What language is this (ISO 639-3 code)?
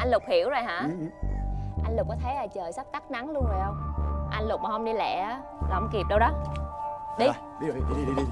vie